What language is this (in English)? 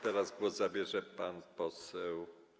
Polish